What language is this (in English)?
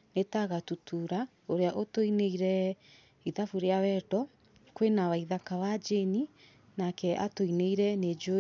Kikuyu